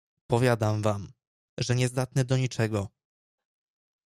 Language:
Polish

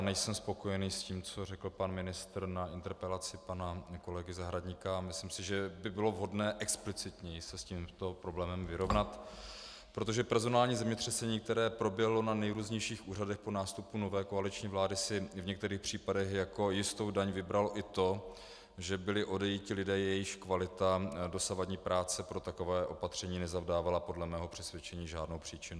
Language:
Czech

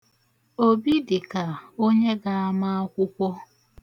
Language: Igbo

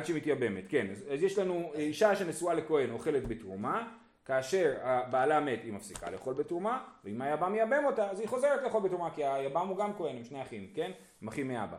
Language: Hebrew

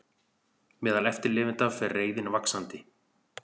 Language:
Icelandic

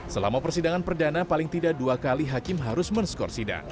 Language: Indonesian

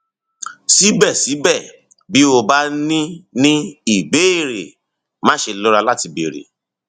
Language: Yoruba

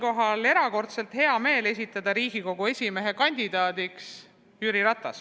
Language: Estonian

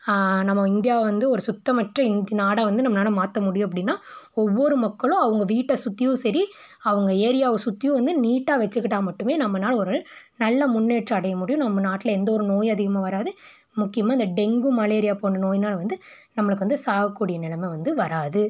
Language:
Tamil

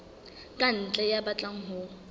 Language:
Southern Sotho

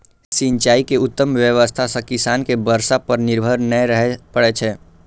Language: Maithili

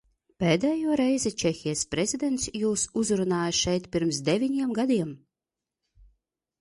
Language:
Latvian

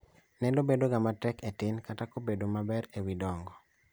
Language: Luo (Kenya and Tanzania)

